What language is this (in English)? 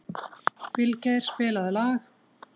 Icelandic